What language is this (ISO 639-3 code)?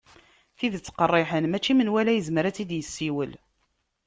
kab